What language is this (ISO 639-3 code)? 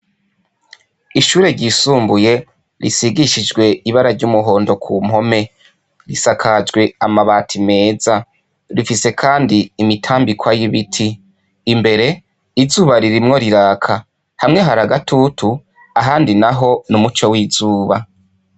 run